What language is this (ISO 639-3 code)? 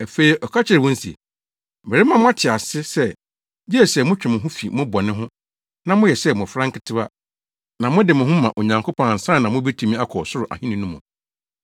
aka